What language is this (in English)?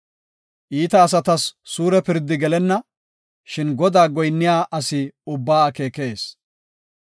Gofa